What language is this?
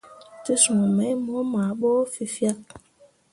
Mundang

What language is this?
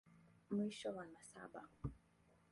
Swahili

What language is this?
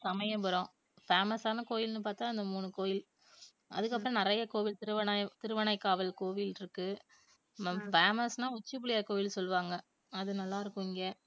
Tamil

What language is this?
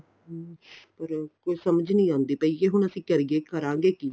Punjabi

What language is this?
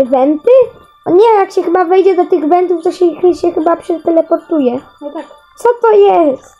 Polish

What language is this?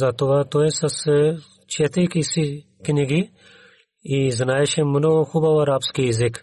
Bulgarian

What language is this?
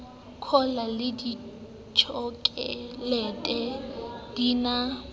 Southern Sotho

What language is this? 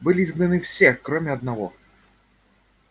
Russian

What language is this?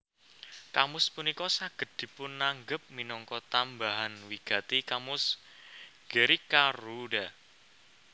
Javanese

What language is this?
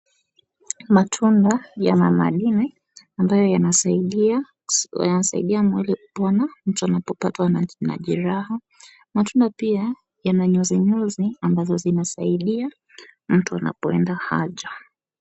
Swahili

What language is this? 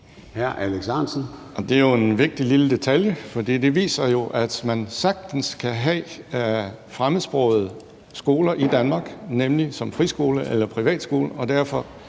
Danish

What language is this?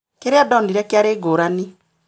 Kikuyu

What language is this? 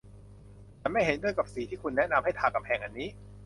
Thai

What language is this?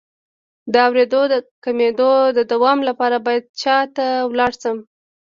Pashto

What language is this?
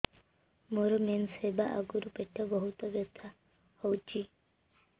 Odia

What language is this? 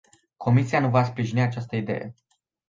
Romanian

